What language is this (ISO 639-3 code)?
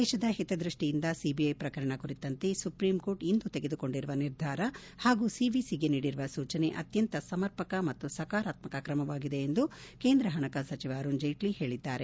kan